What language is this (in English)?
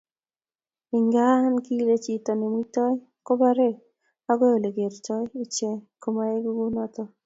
Kalenjin